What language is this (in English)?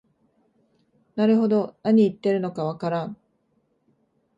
Japanese